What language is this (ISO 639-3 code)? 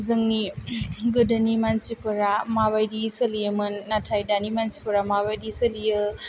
brx